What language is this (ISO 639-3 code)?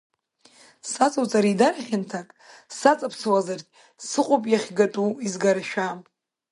abk